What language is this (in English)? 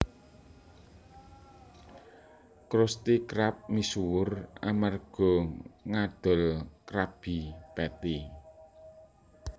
Javanese